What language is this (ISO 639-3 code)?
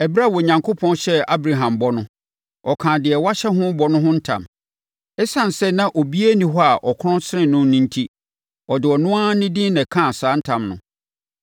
aka